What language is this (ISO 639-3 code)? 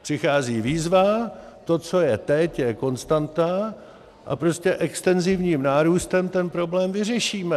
ces